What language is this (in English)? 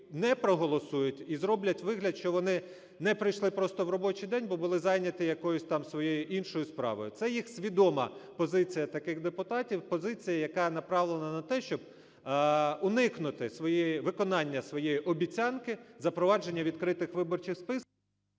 Ukrainian